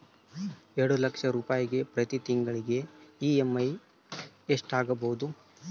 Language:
Kannada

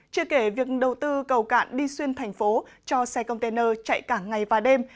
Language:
Vietnamese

